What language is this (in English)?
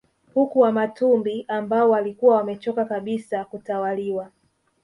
Swahili